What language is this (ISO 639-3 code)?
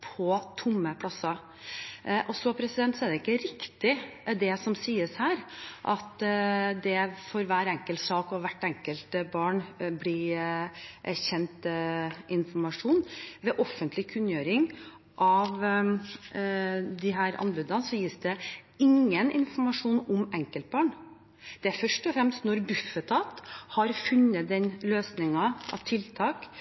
nob